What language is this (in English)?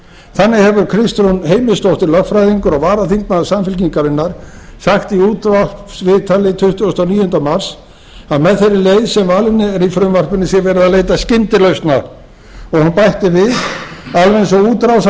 Icelandic